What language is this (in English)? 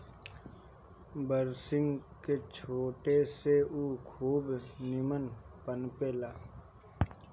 Bhojpuri